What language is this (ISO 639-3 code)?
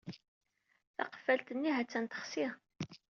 kab